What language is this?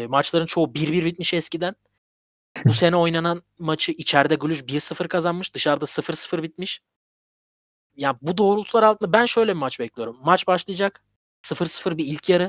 Turkish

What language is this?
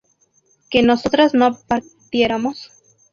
Spanish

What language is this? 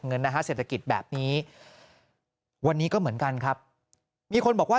Thai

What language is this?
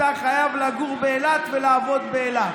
Hebrew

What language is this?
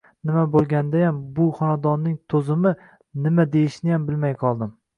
Uzbek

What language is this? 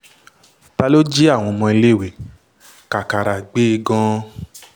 Yoruba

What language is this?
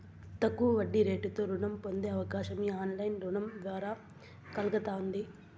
Telugu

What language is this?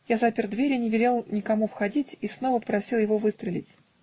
Russian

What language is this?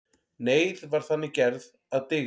Icelandic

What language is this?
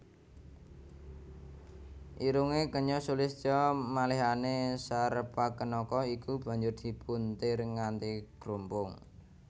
Javanese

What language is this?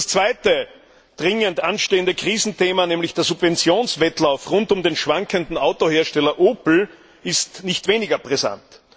German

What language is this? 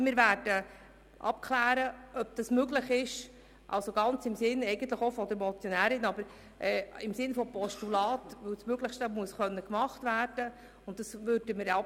Swiss German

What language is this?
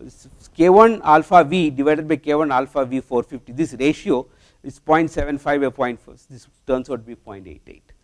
English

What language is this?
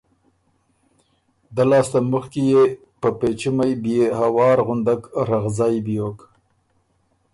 Ormuri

